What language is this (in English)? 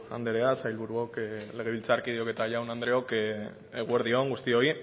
Basque